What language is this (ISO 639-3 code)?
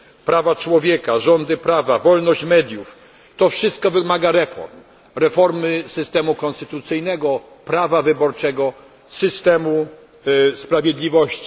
pol